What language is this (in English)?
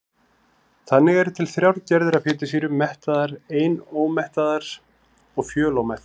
Icelandic